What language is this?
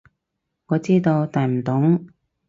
Cantonese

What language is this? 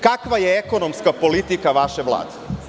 Serbian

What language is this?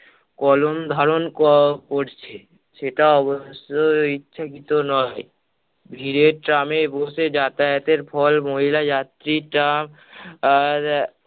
Bangla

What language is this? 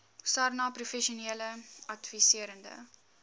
Afrikaans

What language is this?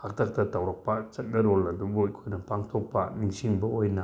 Manipuri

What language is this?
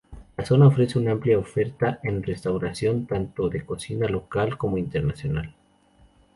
Spanish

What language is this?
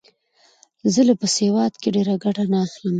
Pashto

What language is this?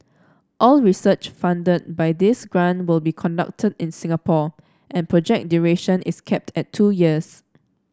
English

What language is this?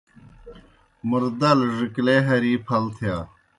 Kohistani Shina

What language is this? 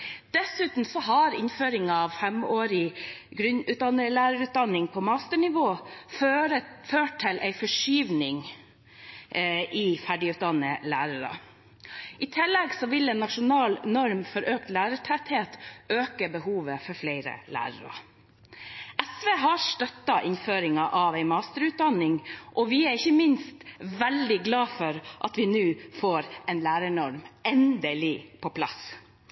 Norwegian Bokmål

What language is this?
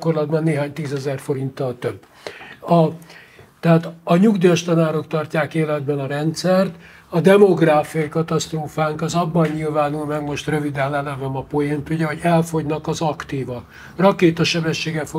Hungarian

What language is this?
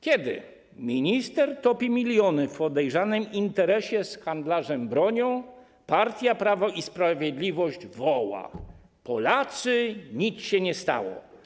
Polish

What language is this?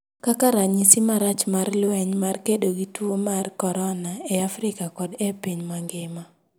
Luo (Kenya and Tanzania)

